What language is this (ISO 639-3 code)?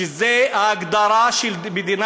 heb